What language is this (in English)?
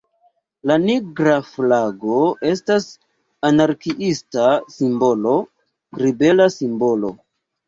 Esperanto